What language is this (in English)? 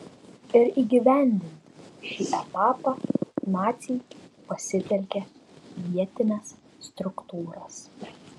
Lithuanian